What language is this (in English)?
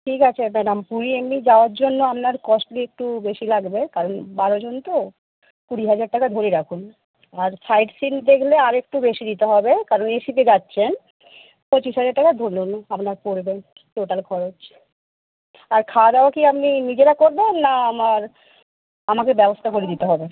Bangla